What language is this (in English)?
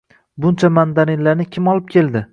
Uzbek